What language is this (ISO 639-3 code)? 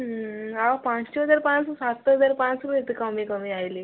ori